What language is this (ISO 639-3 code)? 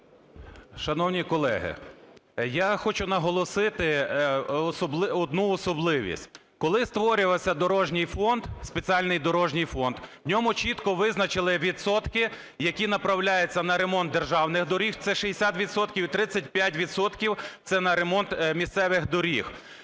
ukr